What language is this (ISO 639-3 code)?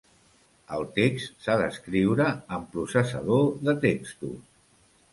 cat